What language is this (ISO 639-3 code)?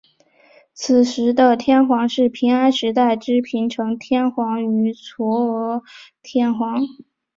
zho